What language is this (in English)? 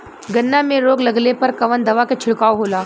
Bhojpuri